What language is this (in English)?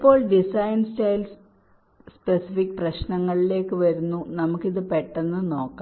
Malayalam